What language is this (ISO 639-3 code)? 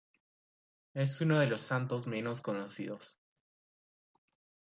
spa